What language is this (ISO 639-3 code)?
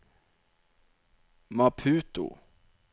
nor